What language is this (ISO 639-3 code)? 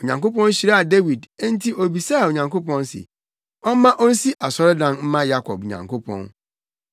aka